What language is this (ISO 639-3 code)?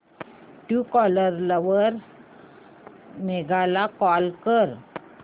mar